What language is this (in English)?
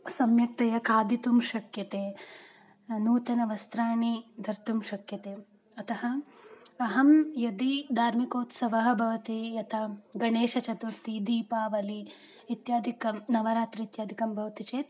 Sanskrit